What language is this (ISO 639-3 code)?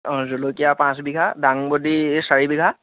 asm